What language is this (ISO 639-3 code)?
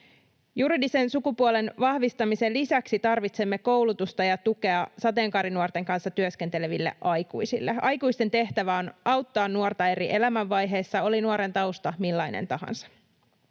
fin